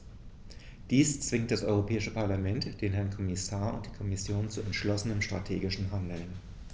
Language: German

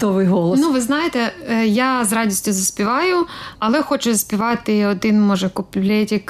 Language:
Ukrainian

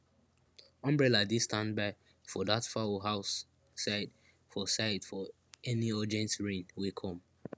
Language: Nigerian Pidgin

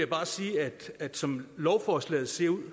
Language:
Danish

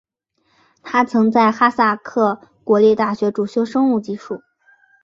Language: Chinese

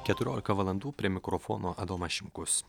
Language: Lithuanian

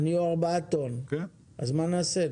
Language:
Hebrew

